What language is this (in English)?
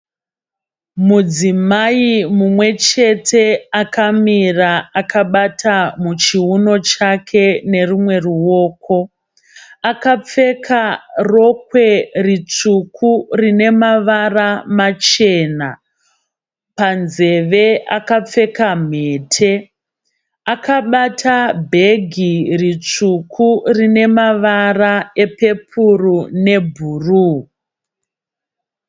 Shona